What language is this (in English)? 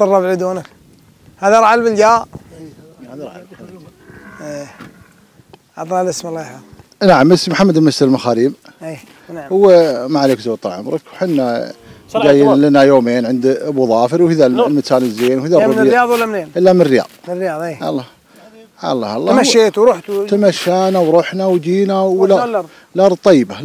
Arabic